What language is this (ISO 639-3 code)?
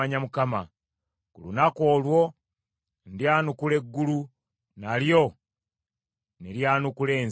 lug